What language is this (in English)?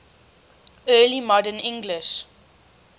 English